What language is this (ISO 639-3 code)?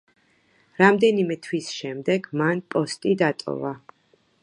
kat